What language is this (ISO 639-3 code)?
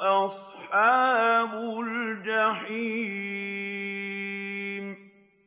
ara